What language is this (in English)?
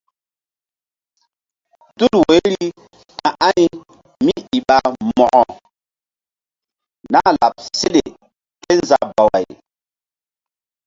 Mbum